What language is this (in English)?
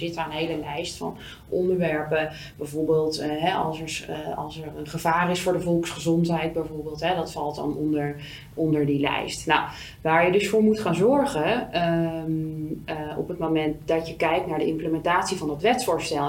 Dutch